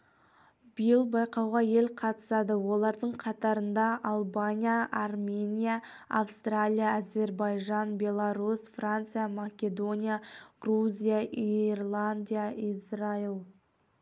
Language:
Kazakh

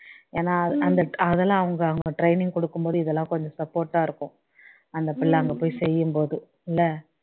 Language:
Tamil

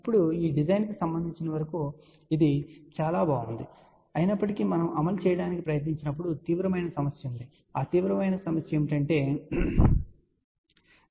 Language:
Telugu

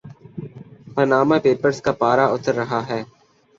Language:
Urdu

